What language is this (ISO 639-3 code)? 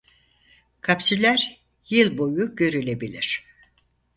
tur